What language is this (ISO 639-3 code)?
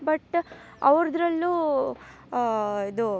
kan